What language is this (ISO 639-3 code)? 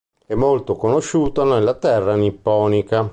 ita